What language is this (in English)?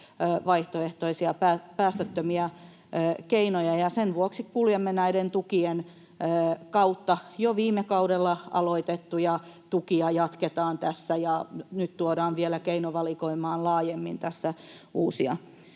Finnish